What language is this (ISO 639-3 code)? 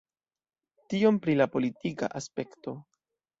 epo